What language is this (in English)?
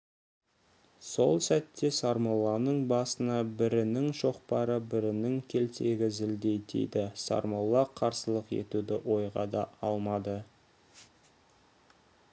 Kazakh